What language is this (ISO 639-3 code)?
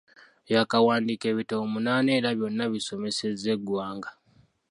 lug